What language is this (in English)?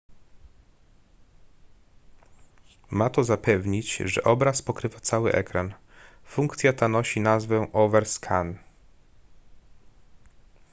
Polish